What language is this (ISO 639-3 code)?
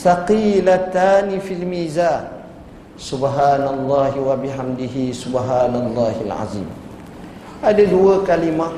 msa